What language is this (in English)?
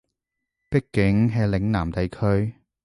Cantonese